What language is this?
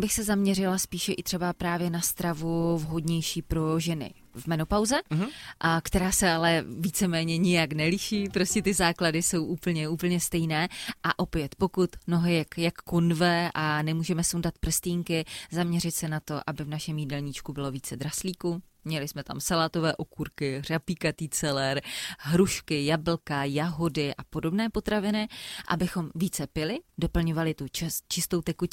Czech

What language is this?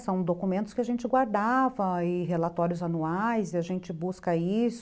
Portuguese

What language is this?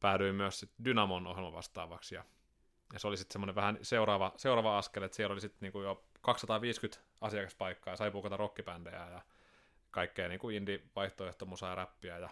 Finnish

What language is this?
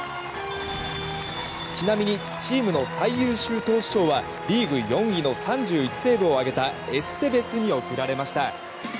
Japanese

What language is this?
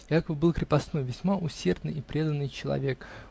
Russian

